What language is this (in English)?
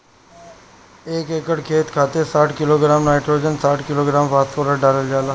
Bhojpuri